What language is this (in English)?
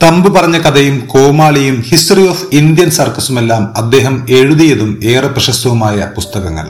Malayalam